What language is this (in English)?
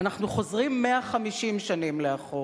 Hebrew